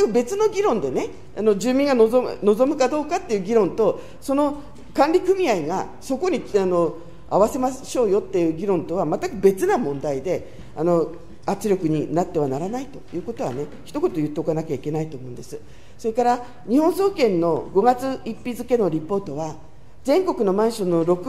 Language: Japanese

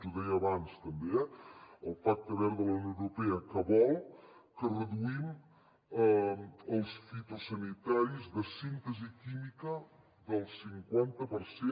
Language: Catalan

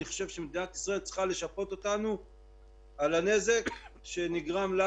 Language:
Hebrew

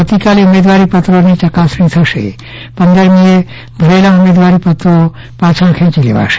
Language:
Gujarati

